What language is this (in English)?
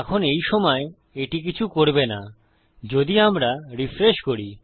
Bangla